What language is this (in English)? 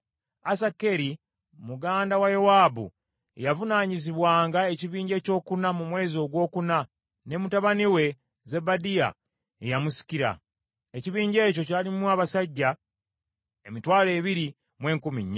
Ganda